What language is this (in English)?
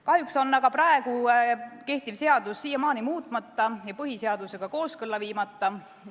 Estonian